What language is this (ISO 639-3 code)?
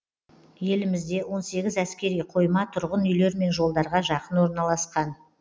kaz